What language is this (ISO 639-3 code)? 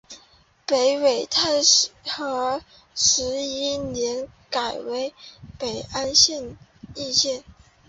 zho